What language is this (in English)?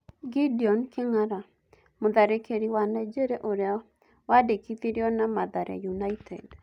Kikuyu